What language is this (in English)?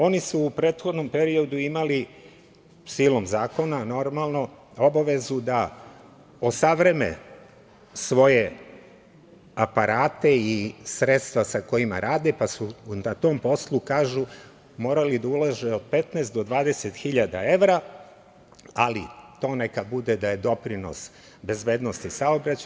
Serbian